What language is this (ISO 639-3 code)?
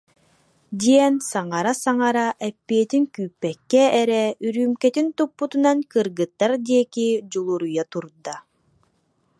sah